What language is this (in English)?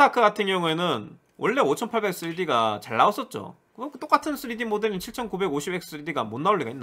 Korean